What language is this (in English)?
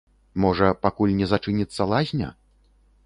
Belarusian